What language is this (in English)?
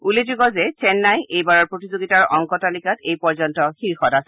Assamese